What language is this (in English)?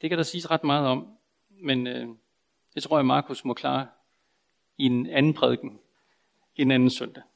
Danish